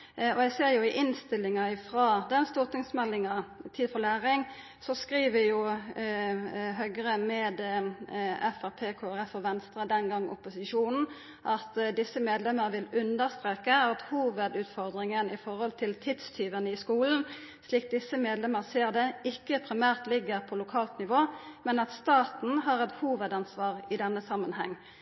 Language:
Norwegian Nynorsk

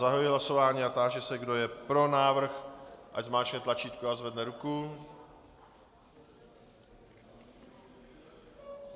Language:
Czech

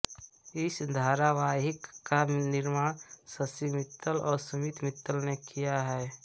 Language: Hindi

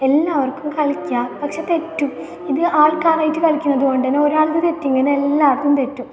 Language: Malayalam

